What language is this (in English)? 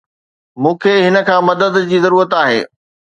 Sindhi